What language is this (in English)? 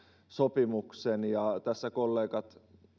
Finnish